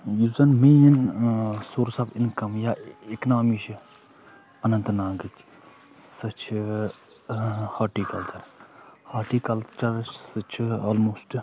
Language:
Kashmiri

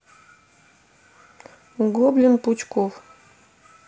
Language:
Russian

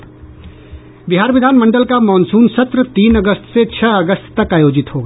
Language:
Hindi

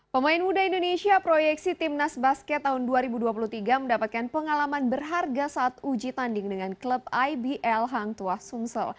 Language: Indonesian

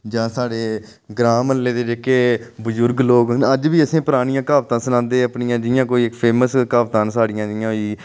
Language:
Dogri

